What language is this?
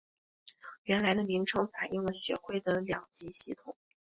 Chinese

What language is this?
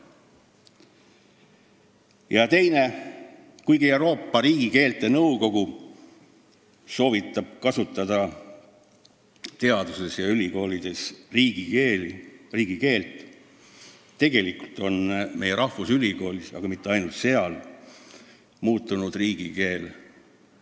Estonian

